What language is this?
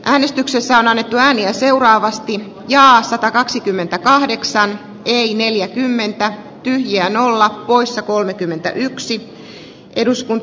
Finnish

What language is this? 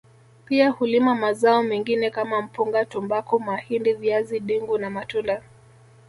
Swahili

